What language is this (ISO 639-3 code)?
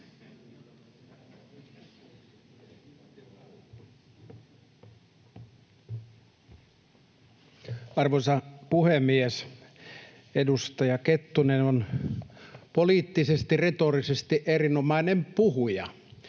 fin